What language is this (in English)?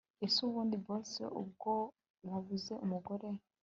Kinyarwanda